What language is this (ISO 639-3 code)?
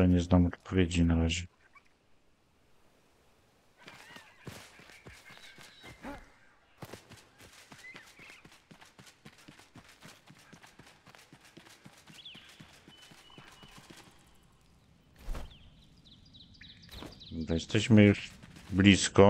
pol